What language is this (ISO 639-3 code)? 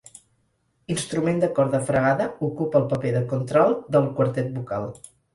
cat